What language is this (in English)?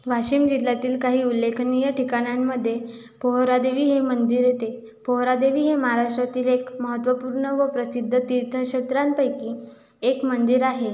Marathi